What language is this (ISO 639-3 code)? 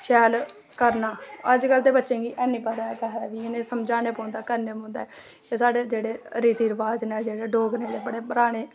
doi